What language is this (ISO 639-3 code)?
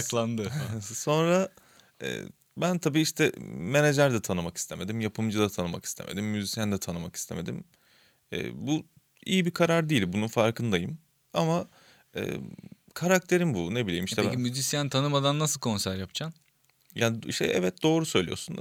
tur